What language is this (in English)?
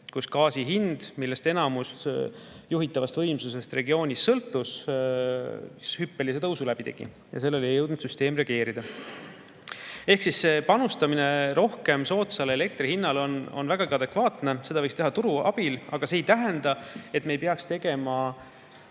Estonian